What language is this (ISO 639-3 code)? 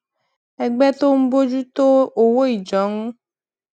yor